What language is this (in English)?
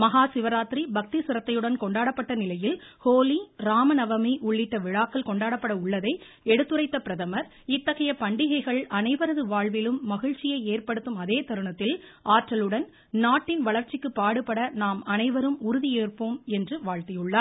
Tamil